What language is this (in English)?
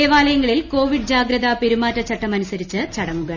Malayalam